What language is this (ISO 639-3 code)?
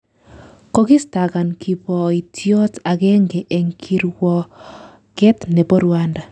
kln